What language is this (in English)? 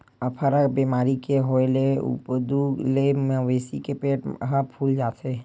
Chhattisgarhi